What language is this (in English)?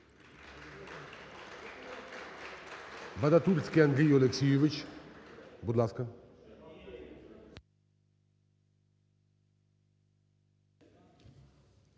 Ukrainian